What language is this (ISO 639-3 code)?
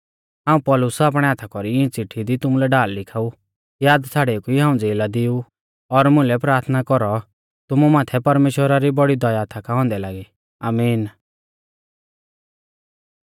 bfz